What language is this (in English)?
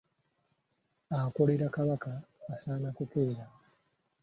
Ganda